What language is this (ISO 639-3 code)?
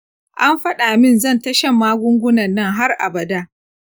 hau